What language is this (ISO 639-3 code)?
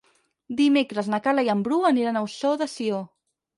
cat